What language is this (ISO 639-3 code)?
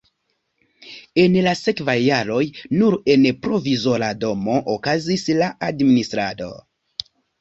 epo